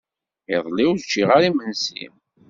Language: Kabyle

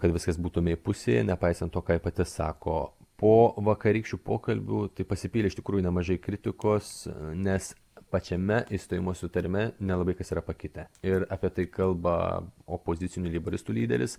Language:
Lithuanian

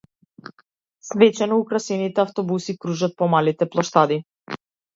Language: Macedonian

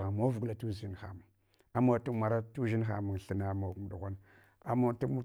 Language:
Hwana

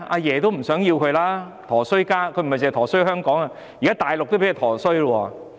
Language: Cantonese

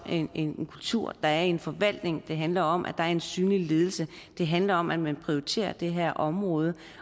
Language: Danish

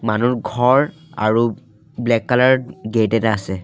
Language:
Assamese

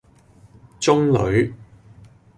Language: Cantonese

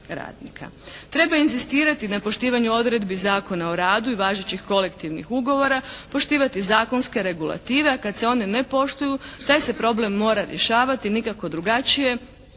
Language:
Croatian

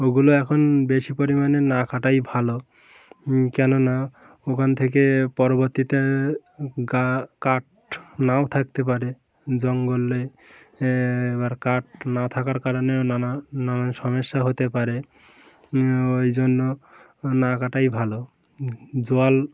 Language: Bangla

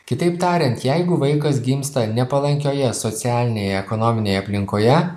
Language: Lithuanian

